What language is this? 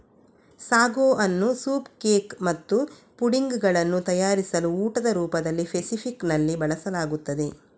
Kannada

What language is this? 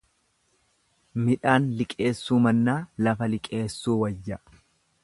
Oromo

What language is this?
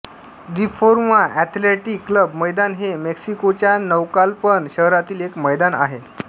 Marathi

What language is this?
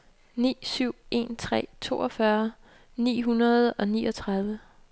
Danish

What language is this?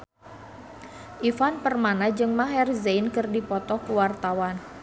Sundanese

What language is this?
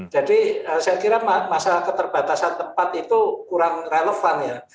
Indonesian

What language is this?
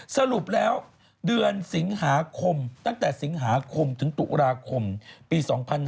Thai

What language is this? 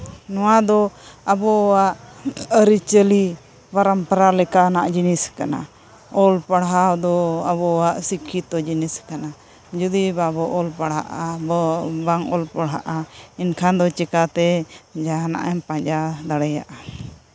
Santali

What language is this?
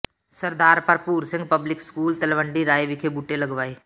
Punjabi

